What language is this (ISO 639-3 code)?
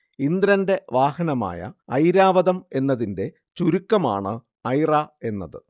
mal